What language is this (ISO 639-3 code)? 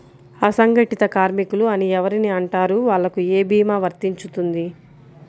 tel